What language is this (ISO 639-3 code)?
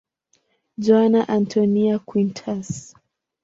swa